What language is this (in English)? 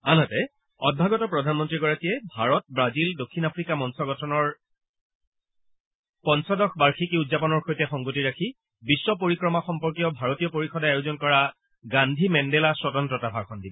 Assamese